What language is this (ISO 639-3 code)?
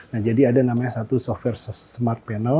ind